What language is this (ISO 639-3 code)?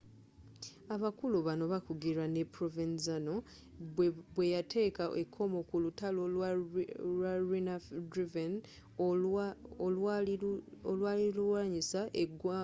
lug